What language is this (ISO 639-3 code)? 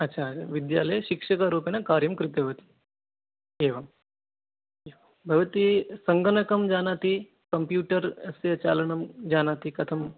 san